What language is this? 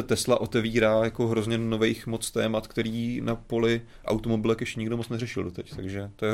Czech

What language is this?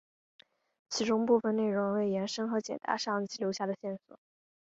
Chinese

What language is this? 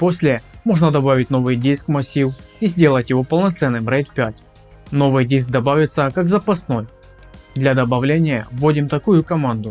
Russian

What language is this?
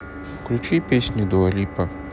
Russian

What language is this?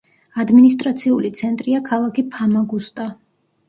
Georgian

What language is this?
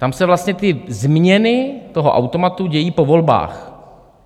Czech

